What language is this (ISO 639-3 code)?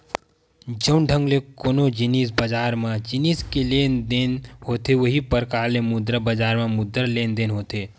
hne